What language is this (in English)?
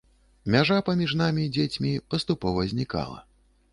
Belarusian